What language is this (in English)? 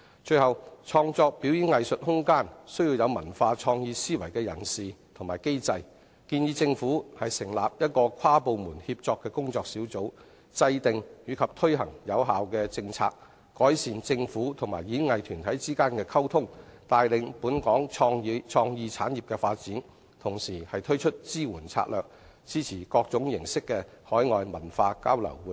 Cantonese